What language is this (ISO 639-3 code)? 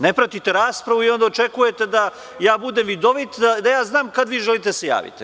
srp